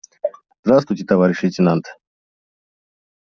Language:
Russian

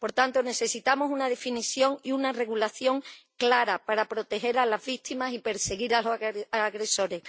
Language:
Spanish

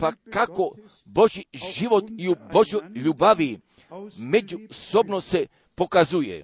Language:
Croatian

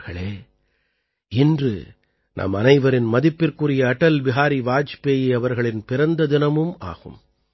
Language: Tamil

